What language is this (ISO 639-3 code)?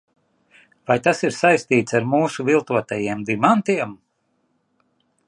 lav